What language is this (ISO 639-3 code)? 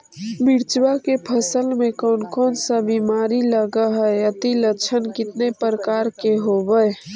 mag